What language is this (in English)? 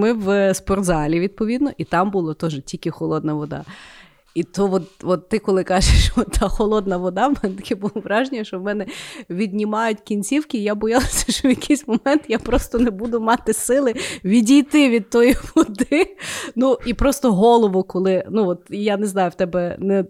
Ukrainian